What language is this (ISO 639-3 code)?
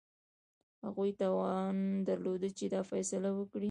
pus